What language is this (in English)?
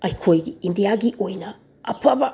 Manipuri